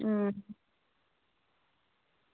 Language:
Dogri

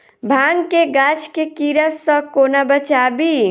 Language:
Maithili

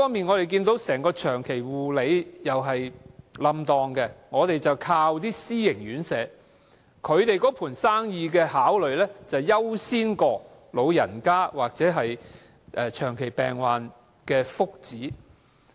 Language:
Cantonese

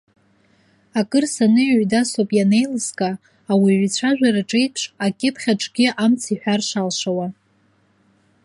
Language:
Abkhazian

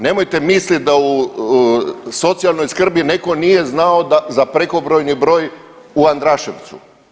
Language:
Croatian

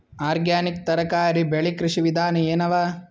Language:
Kannada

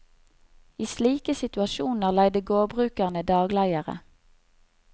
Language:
Norwegian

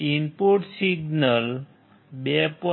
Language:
Gujarati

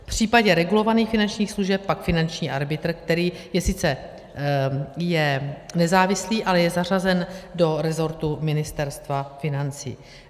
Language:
Czech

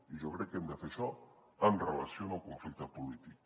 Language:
Catalan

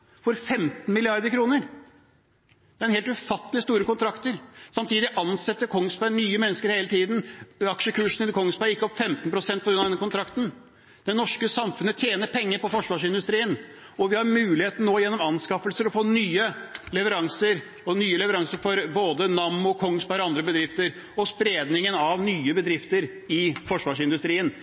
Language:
Norwegian Bokmål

